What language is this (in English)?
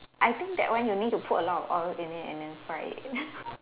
English